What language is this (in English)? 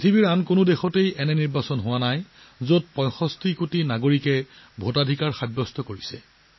Assamese